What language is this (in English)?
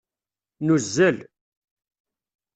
Kabyle